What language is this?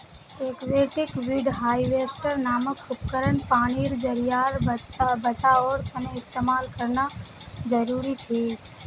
Magahi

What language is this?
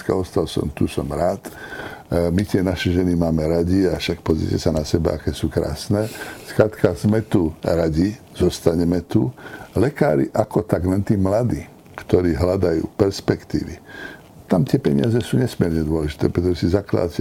Slovak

